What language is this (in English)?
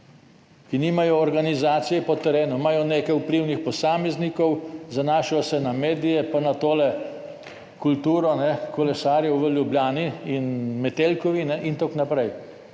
Slovenian